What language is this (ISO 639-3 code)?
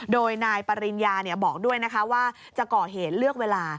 tha